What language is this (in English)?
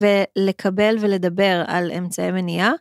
Hebrew